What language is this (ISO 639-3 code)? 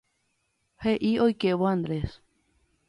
grn